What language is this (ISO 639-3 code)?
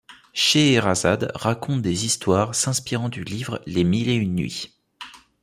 fra